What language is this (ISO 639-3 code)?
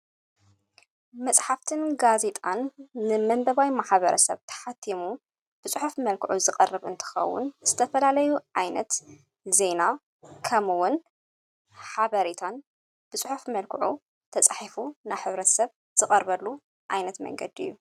tir